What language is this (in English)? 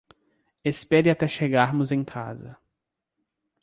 Portuguese